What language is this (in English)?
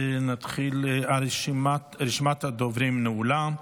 Hebrew